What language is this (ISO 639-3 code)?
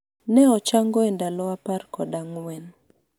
luo